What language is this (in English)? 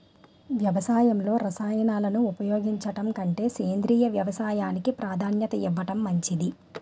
Telugu